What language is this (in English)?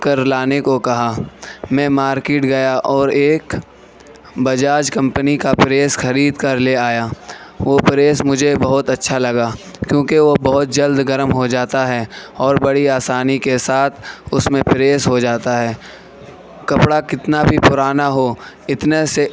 Urdu